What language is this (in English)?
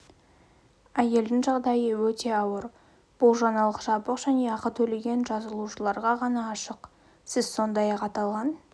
Kazakh